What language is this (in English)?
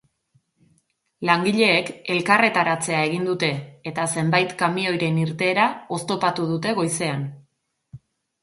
Basque